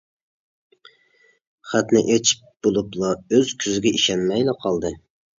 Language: Uyghur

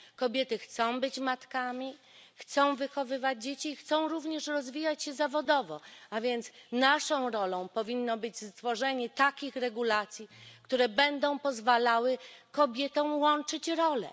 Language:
Polish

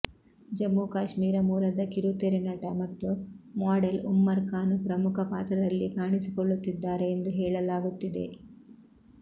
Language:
Kannada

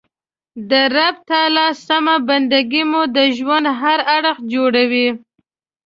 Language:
Pashto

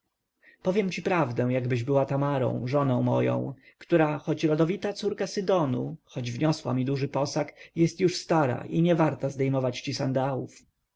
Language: Polish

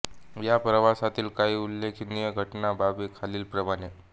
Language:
Marathi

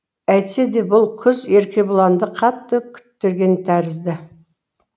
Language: Kazakh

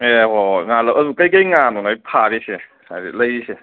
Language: Manipuri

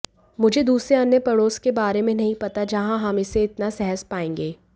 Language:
Hindi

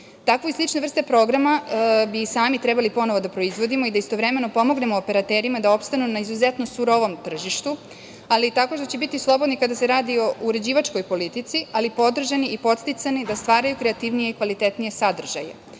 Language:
Serbian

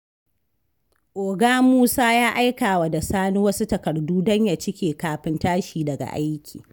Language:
Hausa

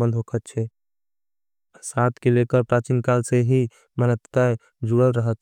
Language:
Angika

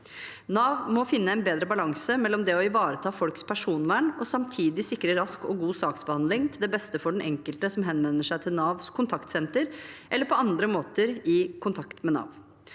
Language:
Norwegian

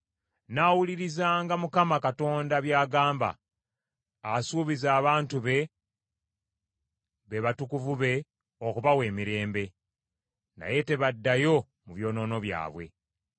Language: Ganda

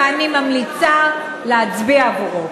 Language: Hebrew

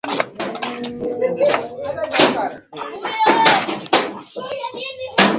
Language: Swahili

